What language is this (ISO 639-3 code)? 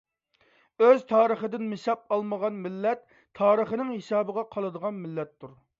uig